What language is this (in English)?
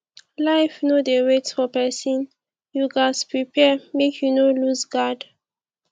Nigerian Pidgin